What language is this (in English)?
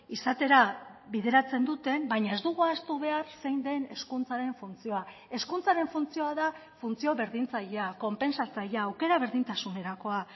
Basque